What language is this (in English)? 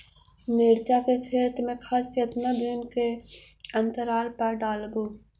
Magahi